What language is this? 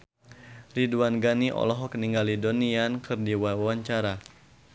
Sundanese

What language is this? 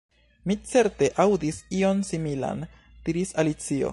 Esperanto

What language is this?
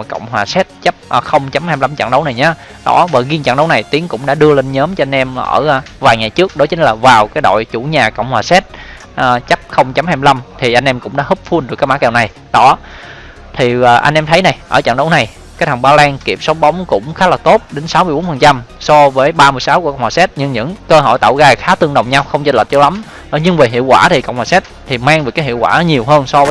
Vietnamese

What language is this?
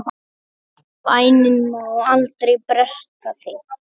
Icelandic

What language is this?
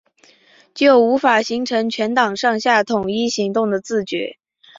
Chinese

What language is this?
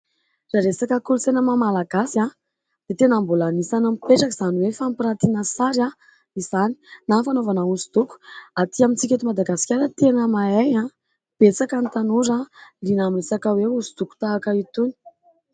Malagasy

